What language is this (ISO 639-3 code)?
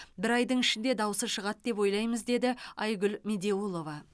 kaz